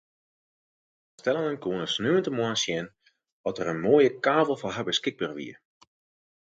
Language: Western Frisian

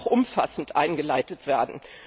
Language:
German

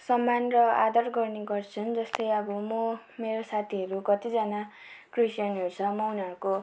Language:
Nepali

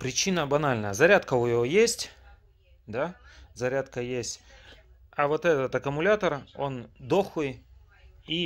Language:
Russian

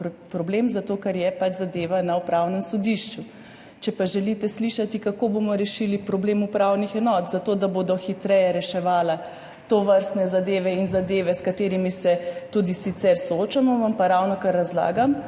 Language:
Slovenian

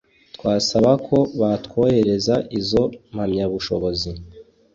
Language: Kinyarwanda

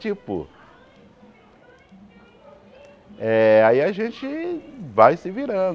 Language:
Portuguese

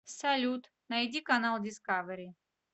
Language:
Russian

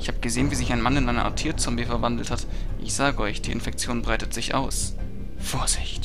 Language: German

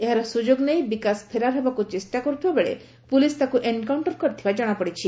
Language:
Odia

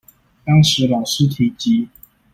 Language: Chinese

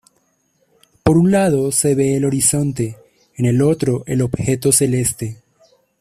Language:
Spanish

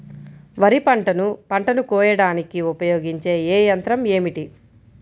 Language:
Telugu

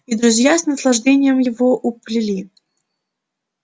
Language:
Russian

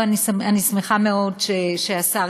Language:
Hebrew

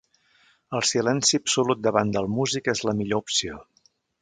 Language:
Catalan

